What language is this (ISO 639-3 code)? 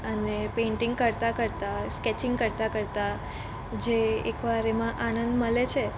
guj